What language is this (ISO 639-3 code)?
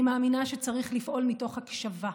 heb